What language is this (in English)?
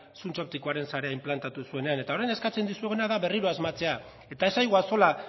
Basque